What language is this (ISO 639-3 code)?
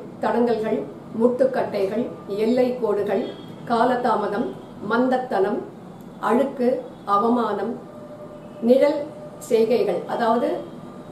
ara